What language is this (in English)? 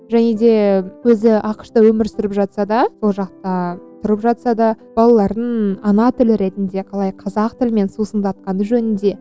Kazakh